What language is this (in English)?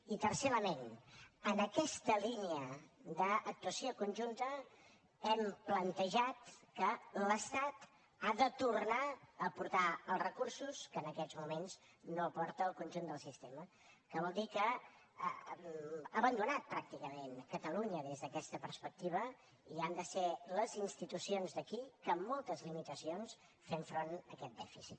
Catalan